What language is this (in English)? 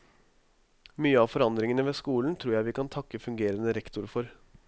Norwegian